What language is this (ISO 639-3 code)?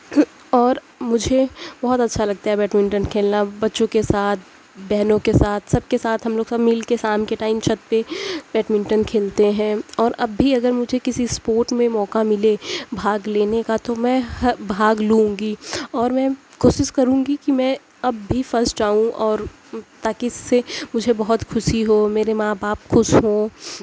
urd